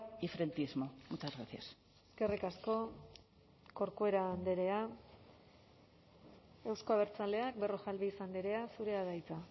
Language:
Basque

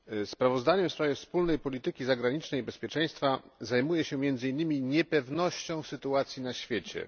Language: Polish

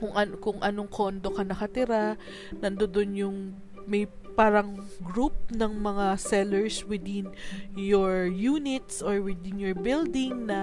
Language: Filipino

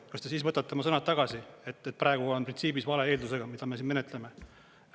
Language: Estonian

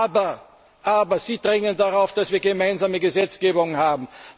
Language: German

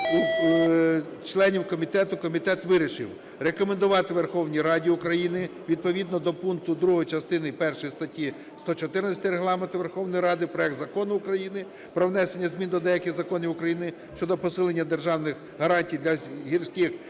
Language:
Ukrainian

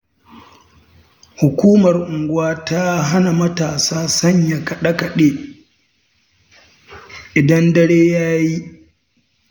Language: Hausa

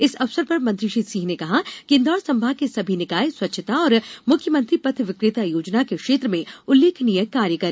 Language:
Hindi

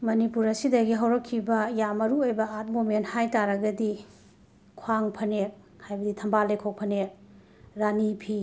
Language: Manipuri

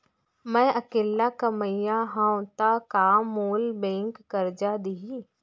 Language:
Chhattisgarhi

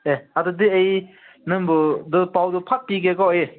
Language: Manipuri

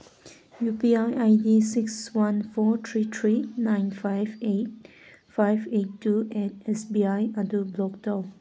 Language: Manipuri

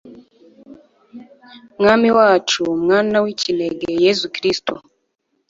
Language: Kinyarwanda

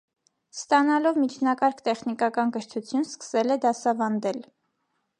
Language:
Armenian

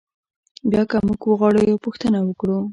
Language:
Pashto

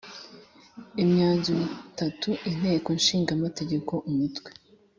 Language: Kinyarwanda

